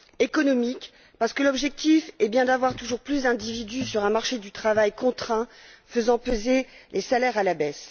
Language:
French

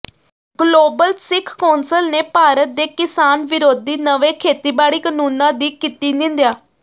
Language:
Punjabi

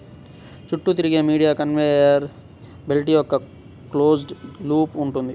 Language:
Telugu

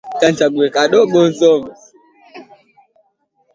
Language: Swahili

